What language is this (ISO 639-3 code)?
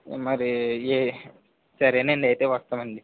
tel